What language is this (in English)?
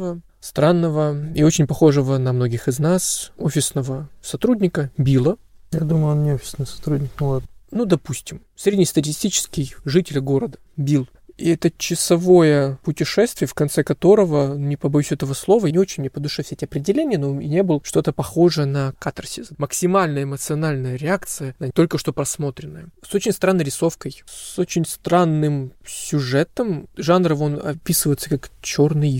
Russian